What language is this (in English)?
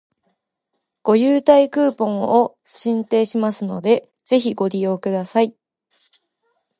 Japanese